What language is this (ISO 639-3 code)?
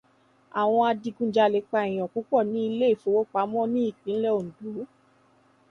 yor